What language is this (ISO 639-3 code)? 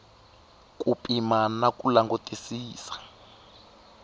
tso